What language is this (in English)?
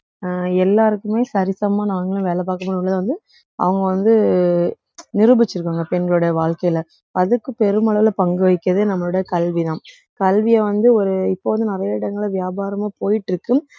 Tamil